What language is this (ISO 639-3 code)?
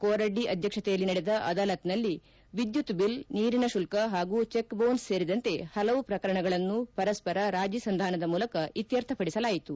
kan